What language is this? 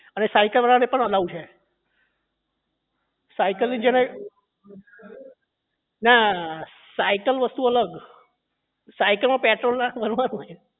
Gujarati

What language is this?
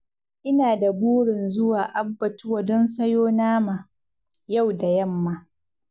Hausa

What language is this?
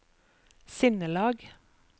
Norwegian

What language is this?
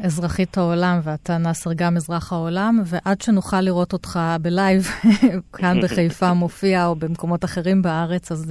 Hebrew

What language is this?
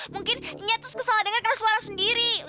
Indonesian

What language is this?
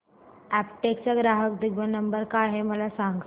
Marathi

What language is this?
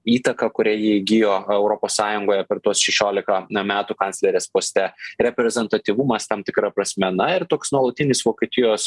Lithuanian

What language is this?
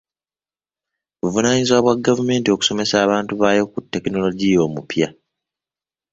Ganda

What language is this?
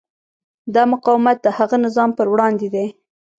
Pashto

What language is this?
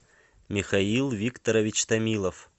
Russian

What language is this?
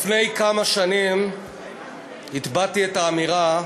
Hebrew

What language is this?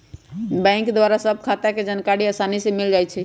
Magahi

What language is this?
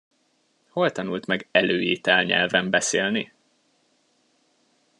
Hungarian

